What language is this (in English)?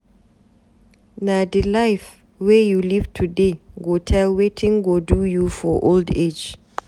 Nigerian Pidgin